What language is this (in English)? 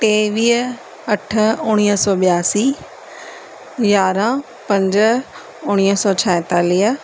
Sindhi